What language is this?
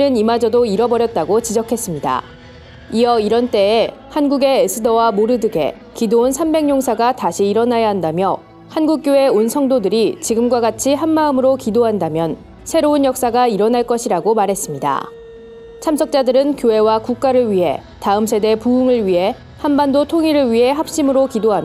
Korean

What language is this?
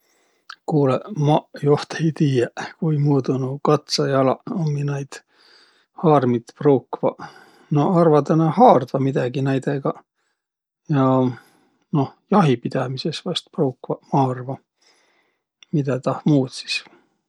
Võro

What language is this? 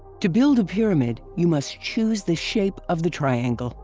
English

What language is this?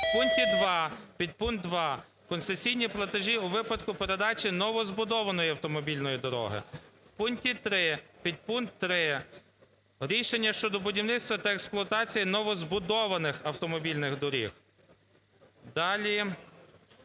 Ukrainian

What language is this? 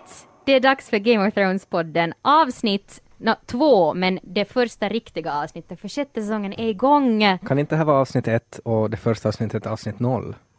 Swedish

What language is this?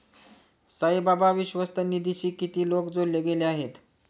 Marathi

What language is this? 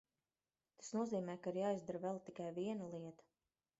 Latvian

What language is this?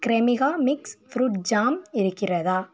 Tamil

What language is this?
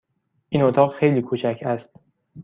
Persian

